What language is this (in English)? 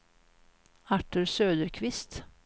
Swedish